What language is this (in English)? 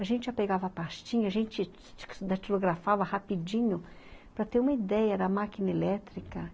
Portuguese